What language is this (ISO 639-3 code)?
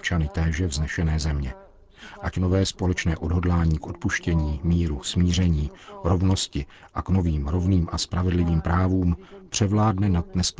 ces